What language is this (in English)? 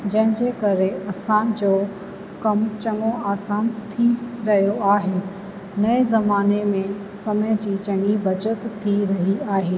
Sindhi